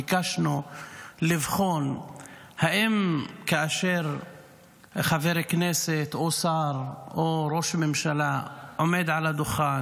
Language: Hebrew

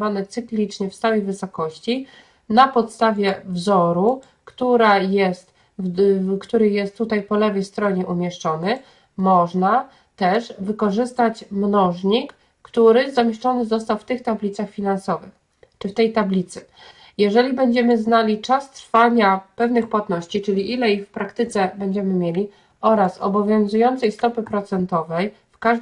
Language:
Polish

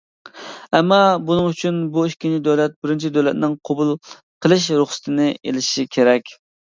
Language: Uyghur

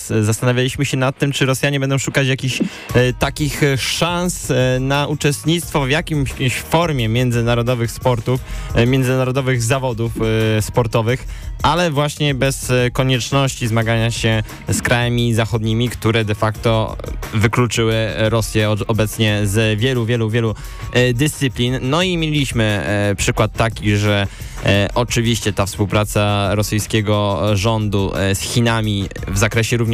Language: Polish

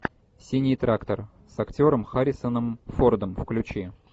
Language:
Russian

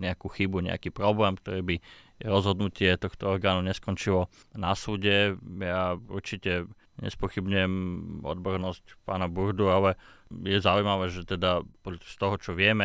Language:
Slovak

